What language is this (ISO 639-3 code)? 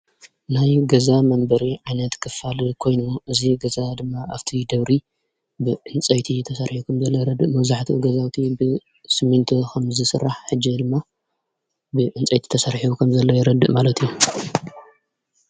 tir